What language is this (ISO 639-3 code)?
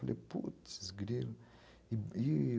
por